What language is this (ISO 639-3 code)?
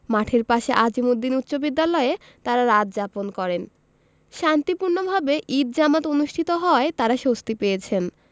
ben